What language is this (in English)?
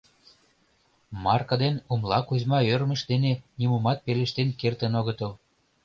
Mari